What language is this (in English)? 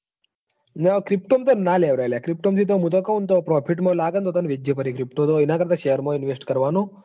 Gujarati